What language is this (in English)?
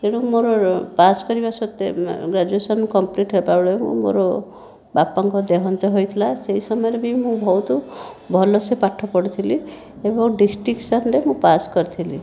Odia